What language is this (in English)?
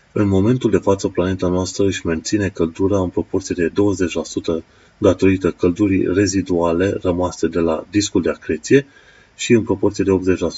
Romanian